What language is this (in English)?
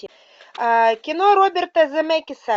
Russian